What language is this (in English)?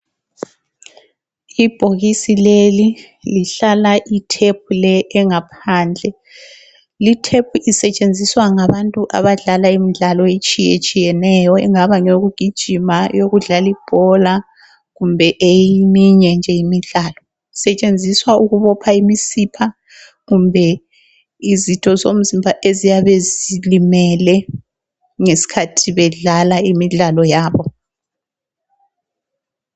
North Ndebele